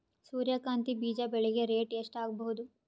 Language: Kannada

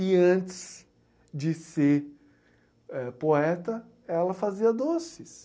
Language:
Portuguese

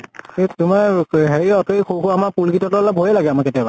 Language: Assamese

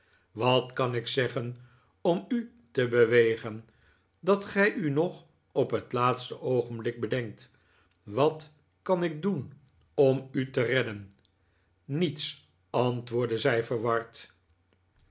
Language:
Dutch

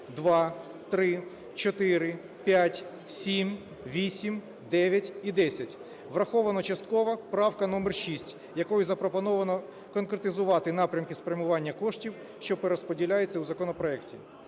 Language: Ukrainian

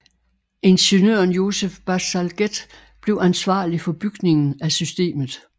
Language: Danish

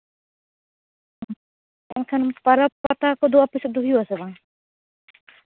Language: Santali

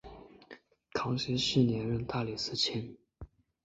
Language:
Chinese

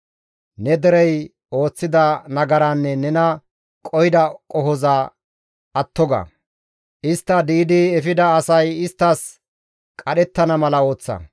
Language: Gamo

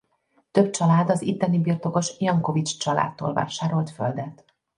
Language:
Hungarian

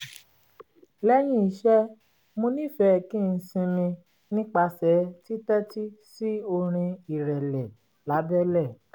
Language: Yoruba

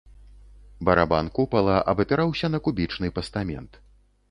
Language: Belarusian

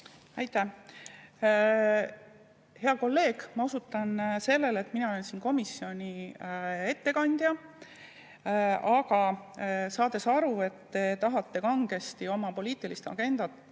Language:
Estonian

